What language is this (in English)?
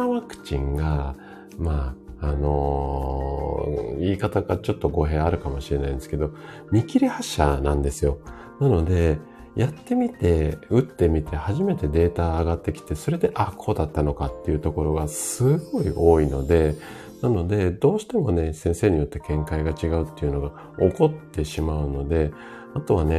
Japanese